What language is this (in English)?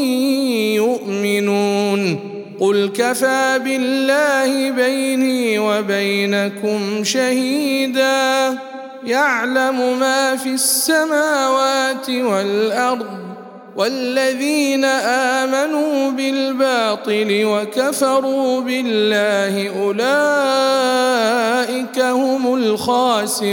Arabic